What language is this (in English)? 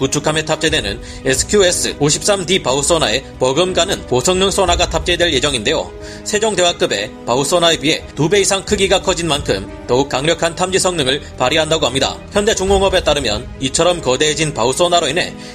Korean